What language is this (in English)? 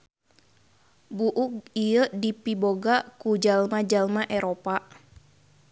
Sundanese